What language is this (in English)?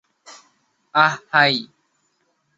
Bangla